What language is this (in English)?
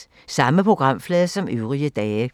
Danish